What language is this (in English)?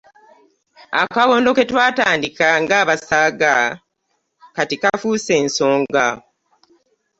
Ganda